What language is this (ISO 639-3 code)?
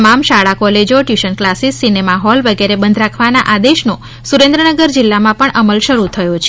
guj